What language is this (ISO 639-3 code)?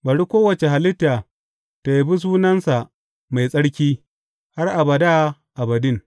hau